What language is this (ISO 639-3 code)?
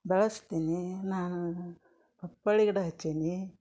kan